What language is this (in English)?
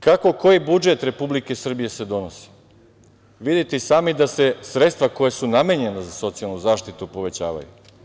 Serbian